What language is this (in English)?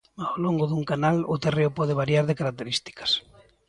Galician